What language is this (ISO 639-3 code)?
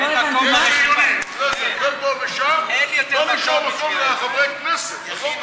heb